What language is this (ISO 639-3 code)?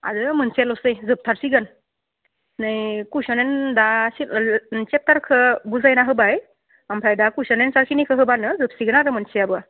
brx